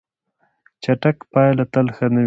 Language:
Pashto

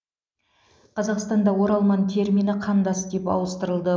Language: Kazakh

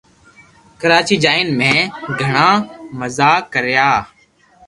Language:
Loarki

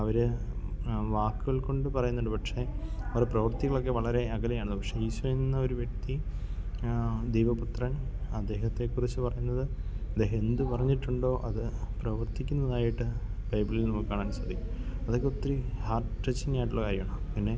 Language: Malayalam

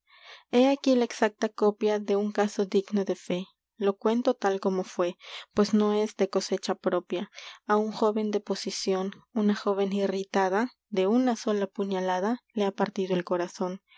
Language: Spanish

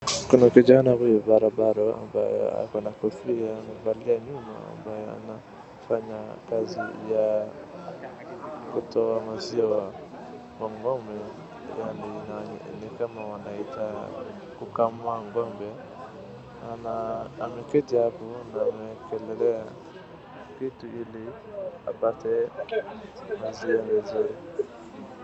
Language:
Swahili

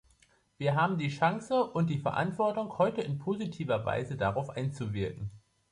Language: German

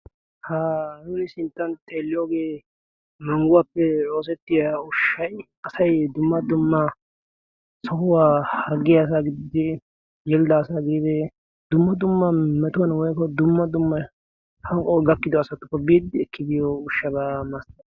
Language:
Wolaytta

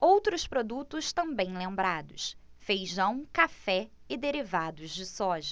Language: Portuguese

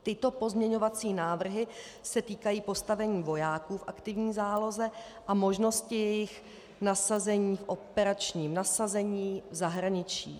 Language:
Czech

